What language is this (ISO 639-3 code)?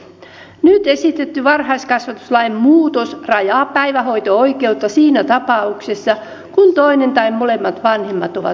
fin